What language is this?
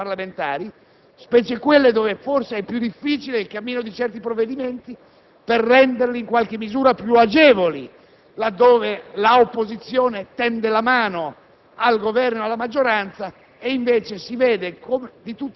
Italian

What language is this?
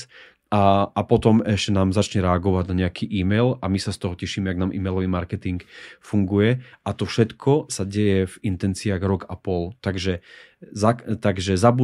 Slovak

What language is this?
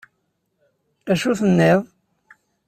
Kabyle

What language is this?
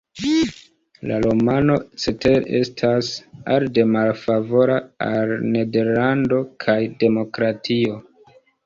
Esperanto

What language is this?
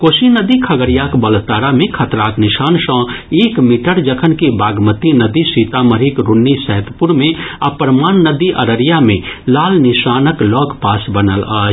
Maithili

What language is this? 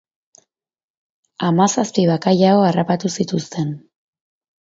Basque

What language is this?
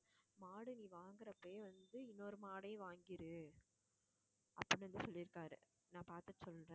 Tamil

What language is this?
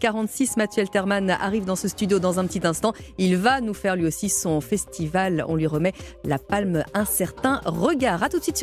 French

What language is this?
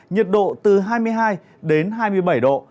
Vietnamese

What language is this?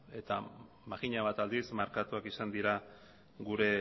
Basque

